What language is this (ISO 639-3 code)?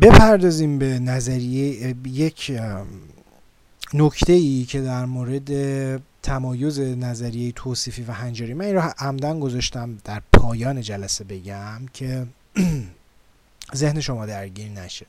fas